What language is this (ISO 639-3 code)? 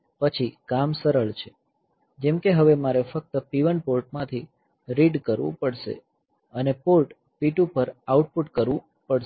guj